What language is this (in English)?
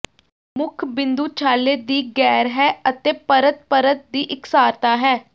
Punjabi